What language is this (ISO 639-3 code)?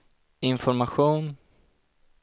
swe